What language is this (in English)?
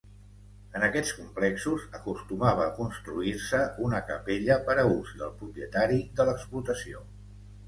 Catalan